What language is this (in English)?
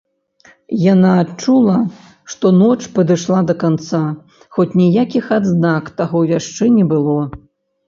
Belarusian